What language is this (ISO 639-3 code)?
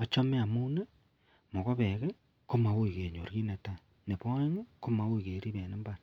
kln